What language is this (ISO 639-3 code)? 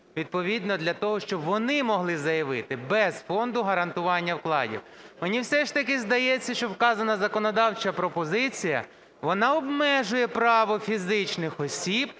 ukr